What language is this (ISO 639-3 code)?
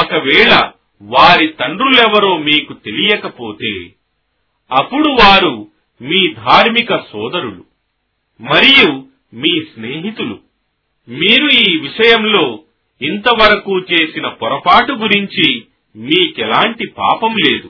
tel